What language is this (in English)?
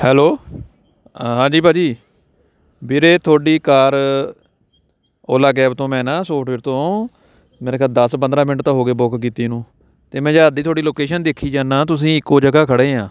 Punjabi